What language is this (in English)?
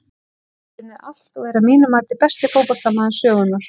Icelandic